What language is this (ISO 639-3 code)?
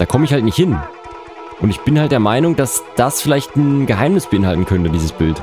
deu